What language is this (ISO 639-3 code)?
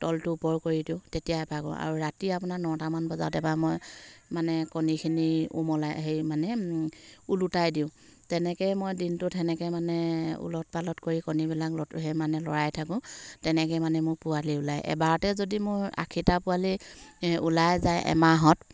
asm